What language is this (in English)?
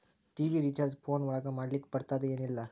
Kannada